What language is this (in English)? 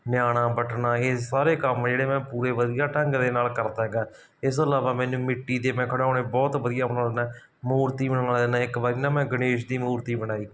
Punjabi